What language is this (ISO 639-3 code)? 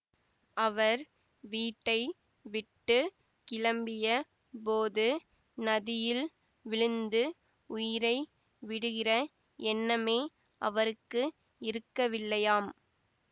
tam